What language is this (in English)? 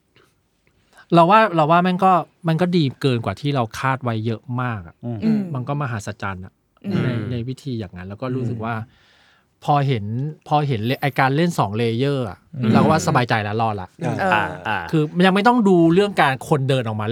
Thai